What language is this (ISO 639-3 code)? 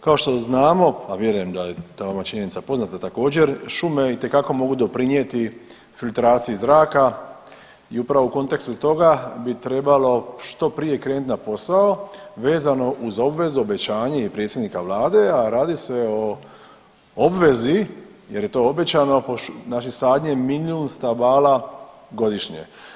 hrv